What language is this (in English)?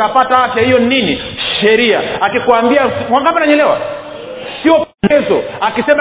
Swahili